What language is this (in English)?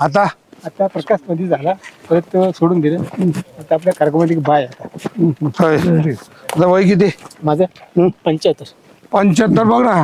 Marathi